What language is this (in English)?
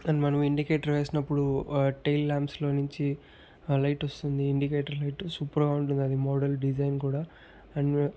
Telugu